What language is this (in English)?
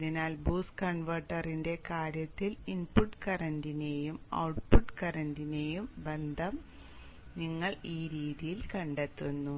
Malayalam